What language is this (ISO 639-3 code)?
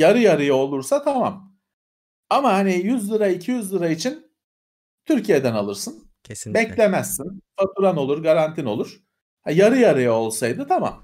tur